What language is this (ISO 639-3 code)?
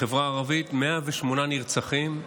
heb